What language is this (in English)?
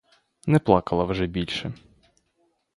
Ukrainian